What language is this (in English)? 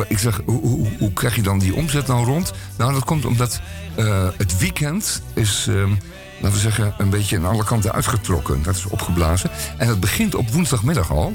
Dutch